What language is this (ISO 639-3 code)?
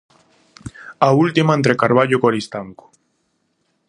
glg